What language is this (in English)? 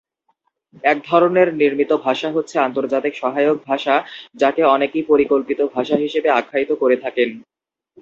Bangla